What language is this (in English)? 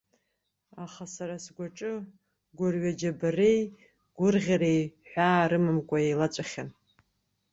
Abkhazian